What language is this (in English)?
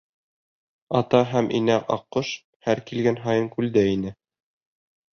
Bashkir